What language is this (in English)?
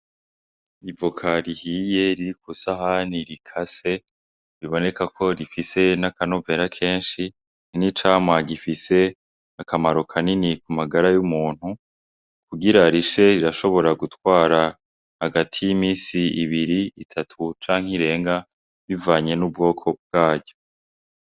Rundi